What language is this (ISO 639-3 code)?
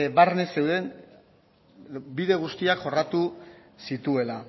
eus